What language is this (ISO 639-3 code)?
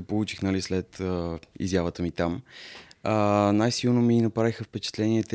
bul